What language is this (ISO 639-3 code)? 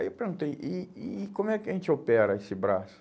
por